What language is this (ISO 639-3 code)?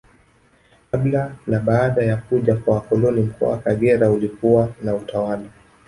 swa